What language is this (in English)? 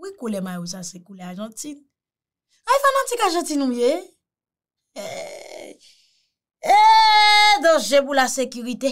French